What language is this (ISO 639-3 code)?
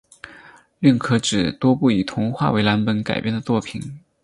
zho